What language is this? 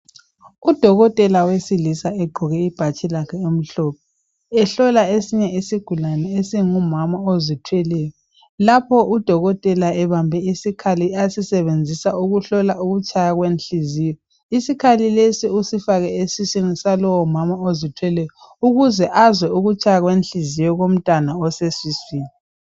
North Ndebele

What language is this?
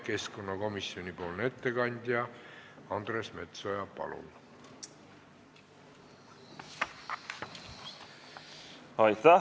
Estonian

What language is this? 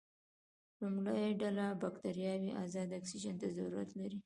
Pashto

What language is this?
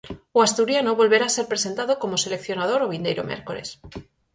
Galician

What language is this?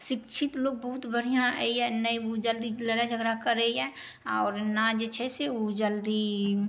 Maithili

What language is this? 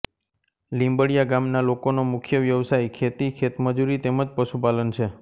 Gujarati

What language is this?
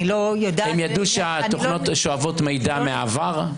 Hebrew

